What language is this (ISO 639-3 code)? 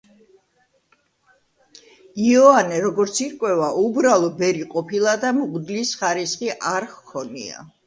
kat